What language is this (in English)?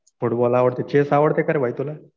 Marathi